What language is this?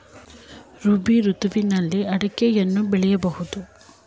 Kannada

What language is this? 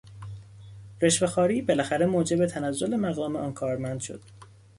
Persian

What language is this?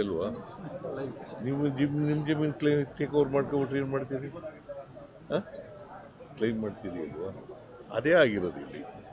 Kannada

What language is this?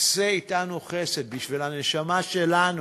Hebrew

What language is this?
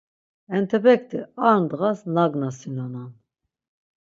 Laz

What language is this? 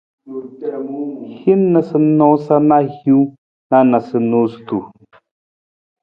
Nawdm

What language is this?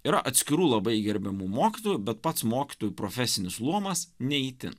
Lithuanian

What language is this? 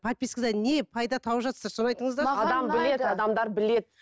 Kazakh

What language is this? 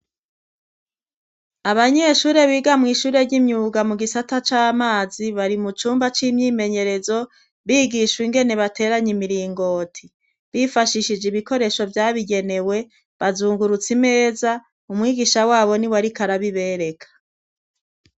Rundi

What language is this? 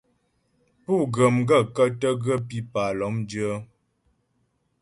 Ghomala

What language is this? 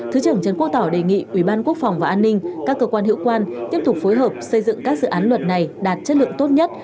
Vietnamese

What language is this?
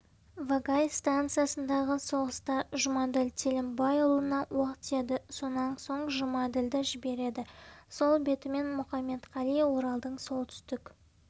Kazakh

